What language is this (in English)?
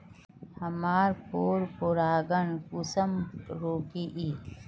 Magahi